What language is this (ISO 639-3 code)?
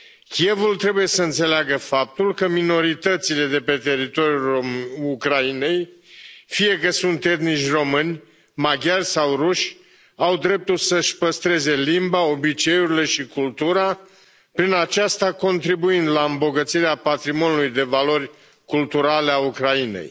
ron